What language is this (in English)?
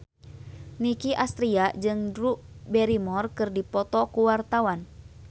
Sundanese